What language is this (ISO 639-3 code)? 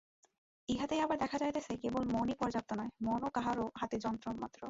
ben